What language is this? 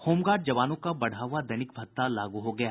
Hindi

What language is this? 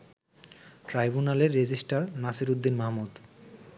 Bangla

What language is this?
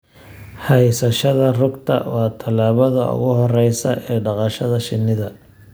Somali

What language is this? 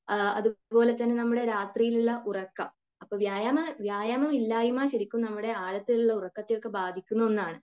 Malayalam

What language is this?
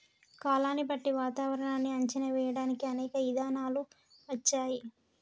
Telugu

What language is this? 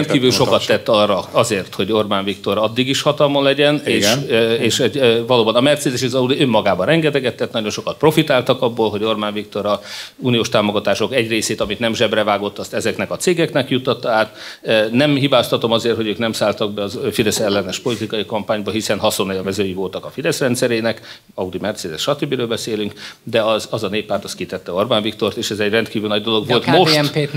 Hungarian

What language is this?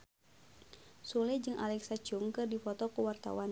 Sundanese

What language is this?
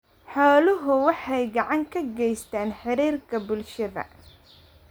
Somali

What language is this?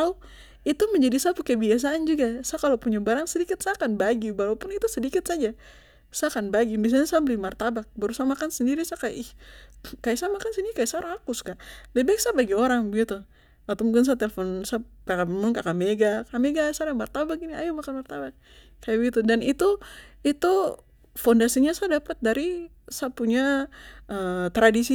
Papuan Malay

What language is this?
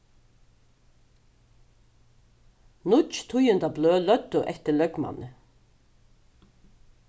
Faroese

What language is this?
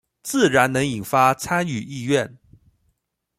Chinese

